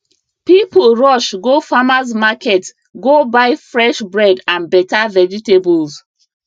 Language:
Nigerian Pidgin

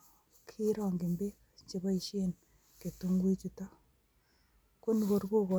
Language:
Kalenjin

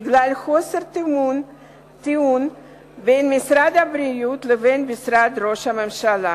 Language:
Hebrew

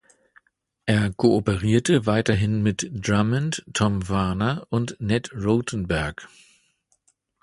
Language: German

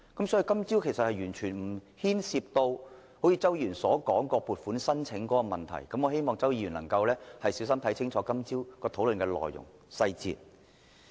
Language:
Cantonese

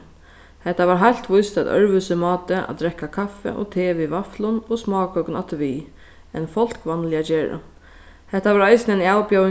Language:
Faroese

